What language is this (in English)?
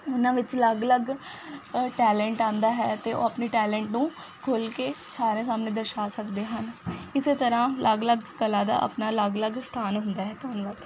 Punjabi